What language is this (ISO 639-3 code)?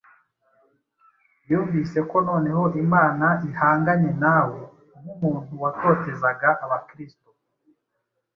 kin